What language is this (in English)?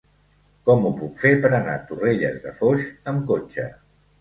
Catalan